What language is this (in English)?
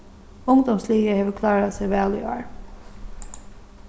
Faroese